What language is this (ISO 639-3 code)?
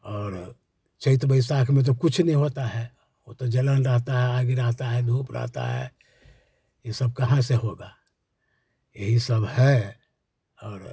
hin